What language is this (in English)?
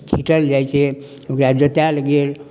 Maithili